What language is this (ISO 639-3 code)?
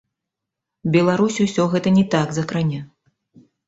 bel